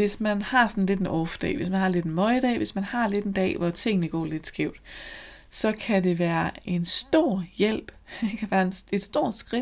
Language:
Danish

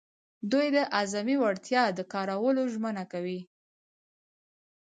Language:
Pashto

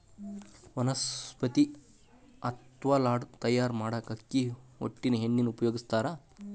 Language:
Kannada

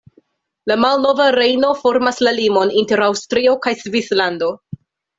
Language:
Esperanto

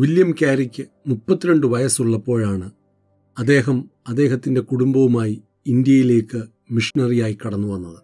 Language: Malayalam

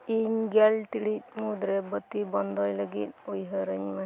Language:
Santali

